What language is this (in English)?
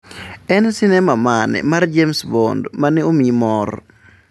Luo (Kenya and Tanzania)